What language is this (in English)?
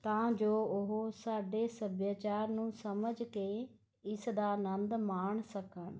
Punjabi